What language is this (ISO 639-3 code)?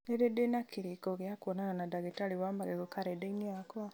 kik